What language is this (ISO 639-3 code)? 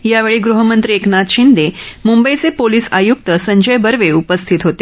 mar